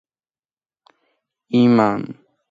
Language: Georgian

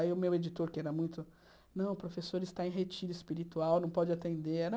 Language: Portuguese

